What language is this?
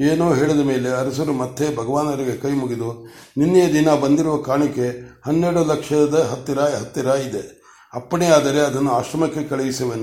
Kannada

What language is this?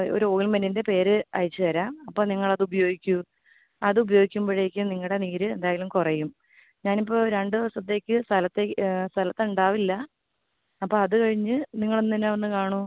Malayalam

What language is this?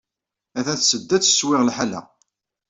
Kabyle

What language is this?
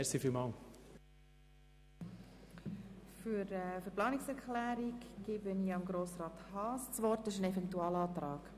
Swiss German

